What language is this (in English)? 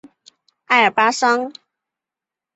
Chinese